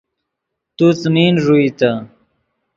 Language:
Yidgha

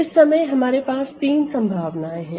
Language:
Hindi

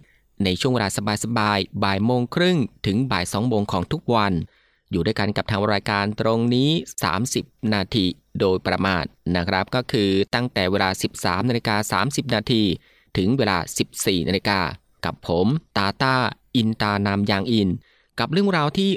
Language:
Thai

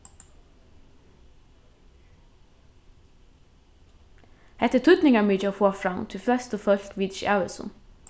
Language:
Faroese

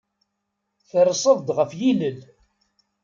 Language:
Kabyle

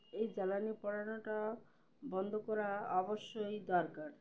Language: Bangla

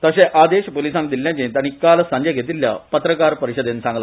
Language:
Konkani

